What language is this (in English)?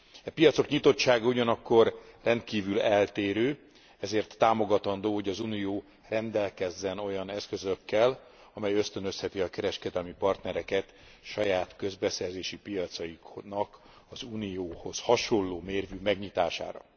Hungarian